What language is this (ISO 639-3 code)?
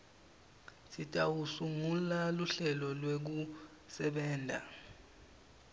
ssw